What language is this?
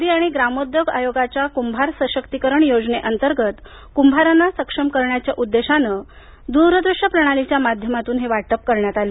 Marathi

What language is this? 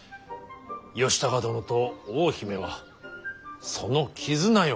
Japanese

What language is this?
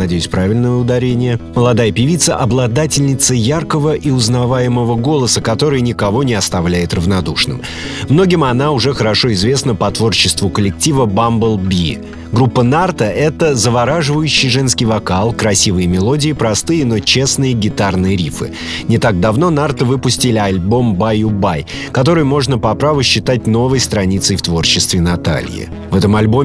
Russian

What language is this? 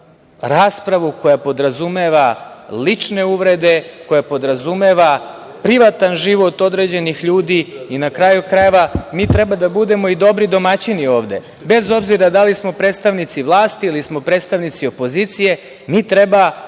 Serbian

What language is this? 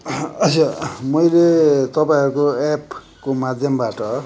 Nepali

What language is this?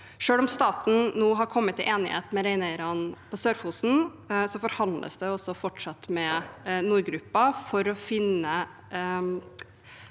Norwegian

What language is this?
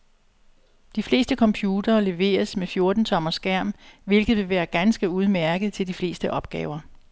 Danish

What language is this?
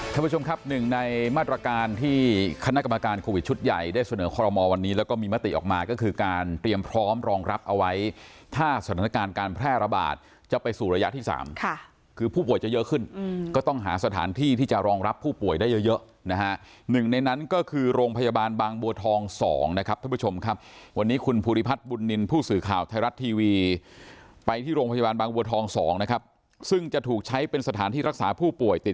Thai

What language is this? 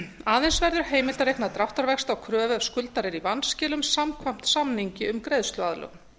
Icelandic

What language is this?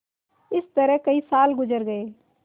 Hindi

